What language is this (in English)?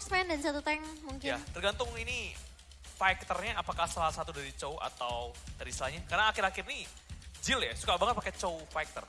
Indonesian